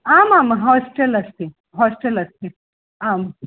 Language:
Sanskrit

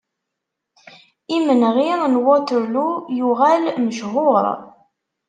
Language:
Kabyle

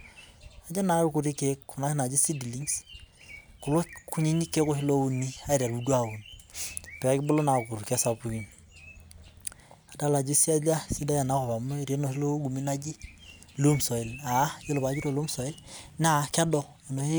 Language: Masai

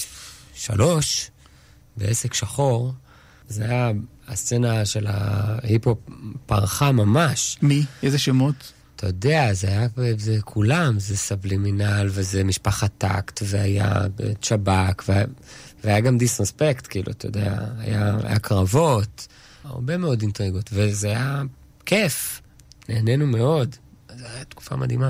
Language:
Hebrew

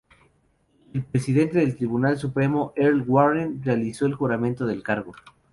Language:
Spanish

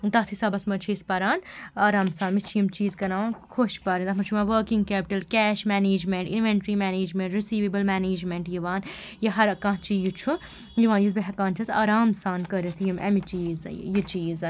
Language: Kashmiri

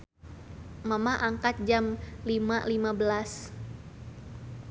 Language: Sundanese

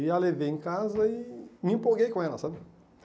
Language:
Portuguese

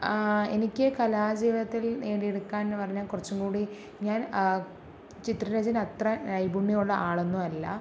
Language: Malayalam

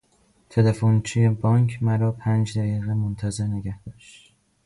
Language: Persian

